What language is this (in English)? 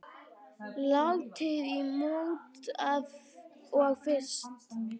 Icelandic